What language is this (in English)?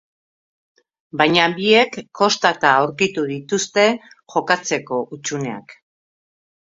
Basque